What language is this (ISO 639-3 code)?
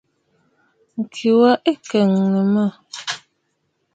bfd